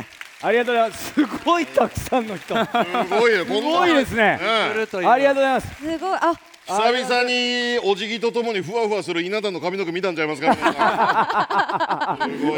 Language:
Japanese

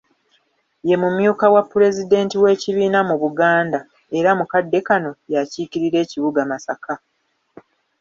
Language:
Ganda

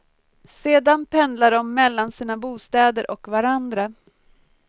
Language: Swedish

